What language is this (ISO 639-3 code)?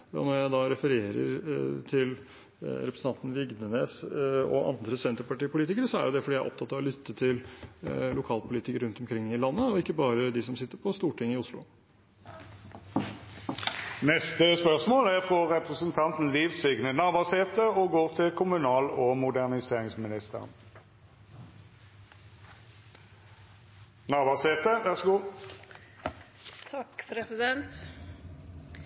nor